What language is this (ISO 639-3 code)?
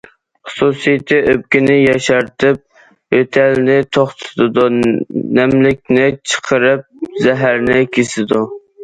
uig